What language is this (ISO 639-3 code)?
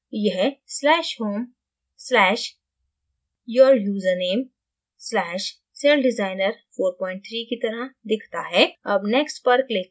hin